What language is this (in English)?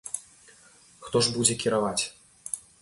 Belarusian